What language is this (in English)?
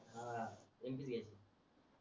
Marathi